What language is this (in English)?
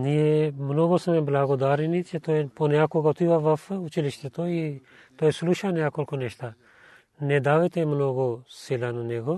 Bulgarian